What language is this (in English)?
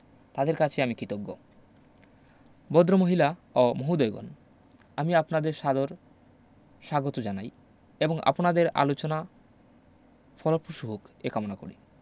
Bangla